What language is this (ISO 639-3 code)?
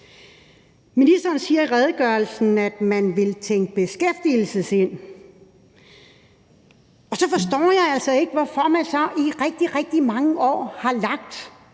dan